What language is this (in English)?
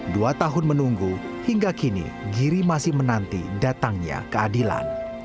Indonesian